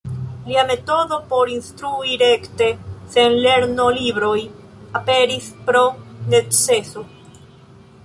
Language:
Esperanto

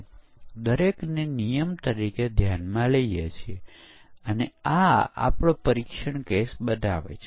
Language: Gujarati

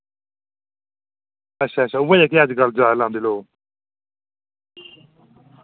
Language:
Dogri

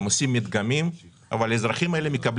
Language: Hebrew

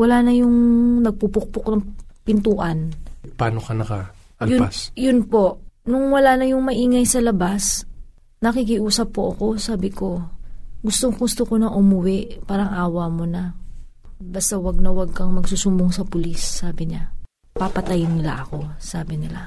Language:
Filipino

